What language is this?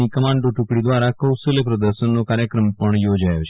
Gujarati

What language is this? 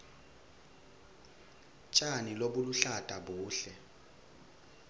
Swati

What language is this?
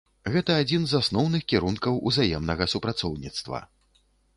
Belarusian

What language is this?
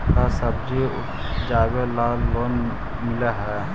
Magahi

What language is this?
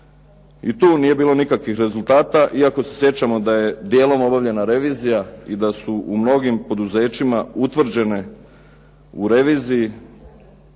Croatian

